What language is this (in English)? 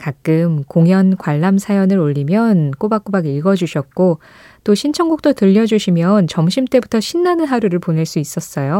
Korean